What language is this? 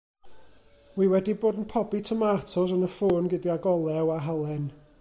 Welsh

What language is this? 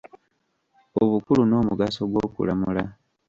Ganda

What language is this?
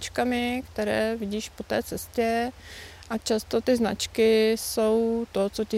Czech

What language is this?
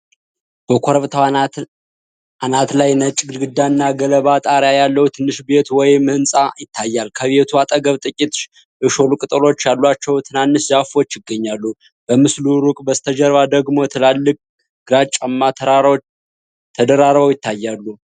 Amharic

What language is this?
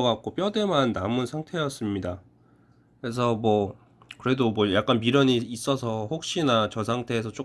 Korean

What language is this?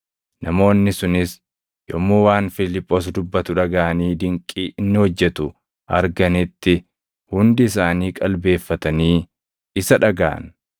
Oromo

